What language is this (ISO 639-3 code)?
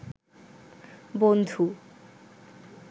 ben